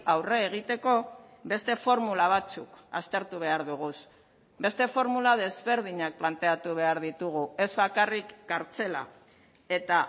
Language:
Basque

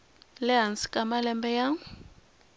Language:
Tsonga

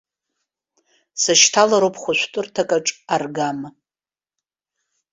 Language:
Abkhazian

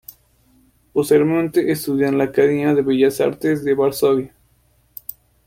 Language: Spanish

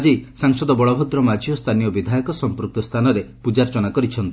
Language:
Odia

